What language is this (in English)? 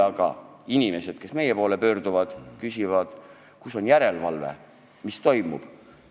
Estonian